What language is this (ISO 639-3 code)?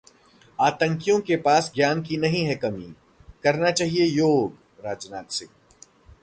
hin